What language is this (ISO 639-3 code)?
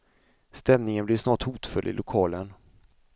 swe